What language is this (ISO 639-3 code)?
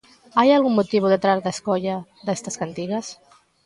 glg